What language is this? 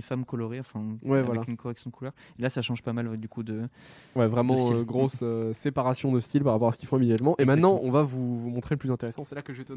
French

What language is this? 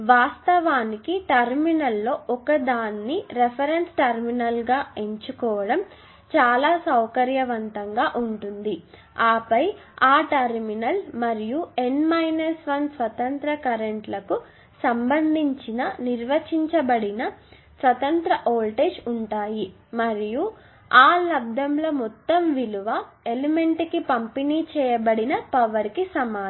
Telugu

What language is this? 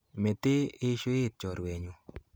Kalenjin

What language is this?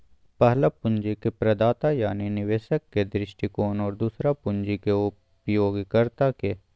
Magahi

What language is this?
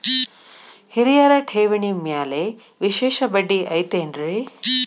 Kannada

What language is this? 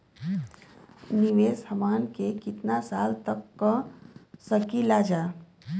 Bhojpuri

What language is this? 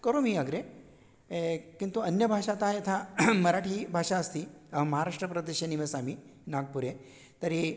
Sanskrit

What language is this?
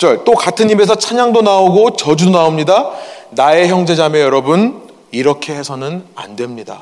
Korean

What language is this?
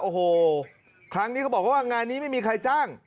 Thai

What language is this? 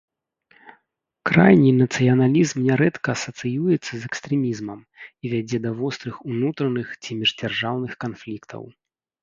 Belarusian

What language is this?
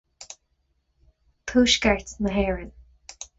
Irish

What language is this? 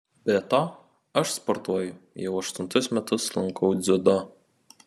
Lithuanian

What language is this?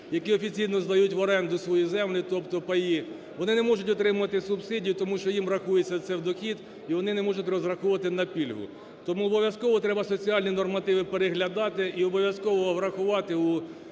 Ukrainian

